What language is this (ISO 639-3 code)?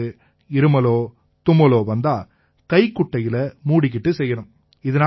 tam